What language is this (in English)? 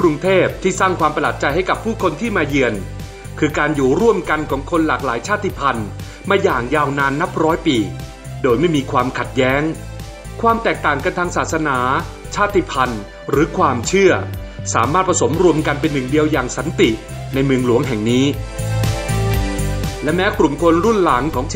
Thai